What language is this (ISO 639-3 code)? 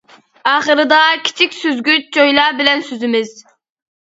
uig